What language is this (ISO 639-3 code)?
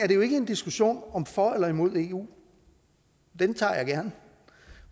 dan